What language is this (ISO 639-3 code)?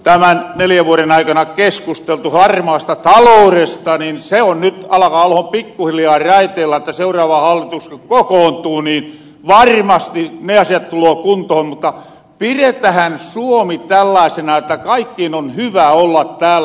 fin